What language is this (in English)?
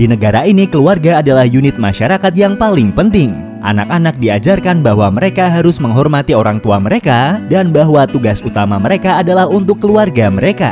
Indonesian